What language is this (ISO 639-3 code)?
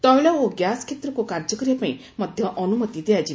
ori